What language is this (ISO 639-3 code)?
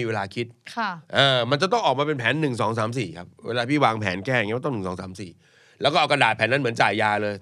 tha